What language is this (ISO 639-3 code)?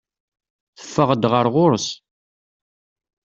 kab